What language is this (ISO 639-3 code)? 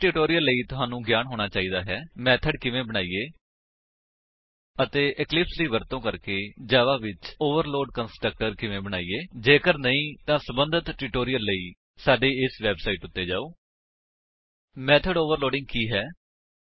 pan